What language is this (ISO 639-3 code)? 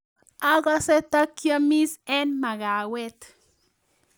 kln